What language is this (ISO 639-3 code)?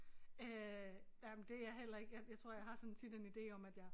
dan